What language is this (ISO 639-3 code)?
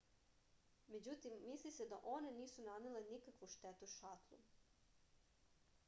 srp